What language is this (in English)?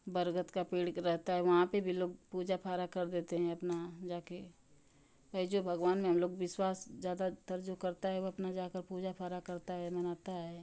Hindi